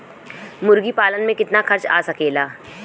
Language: Bhojpuri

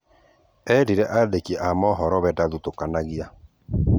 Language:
Kikuyu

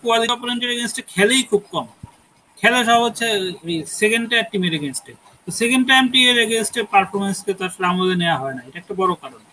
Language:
Bangla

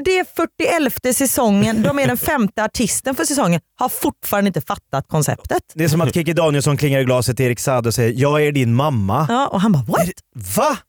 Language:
Swedish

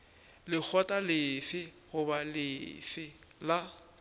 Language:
Northern Sotho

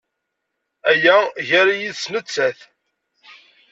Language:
Kabyle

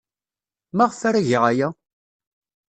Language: Kabyle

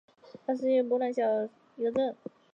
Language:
Chinese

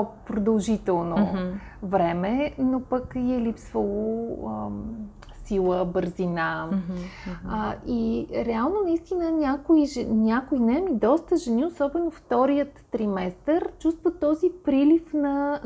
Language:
Bulgarian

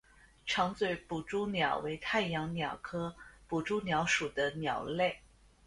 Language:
Chinese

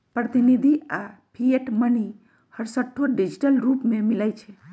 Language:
Magahi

